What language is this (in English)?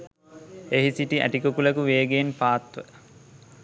Sinhala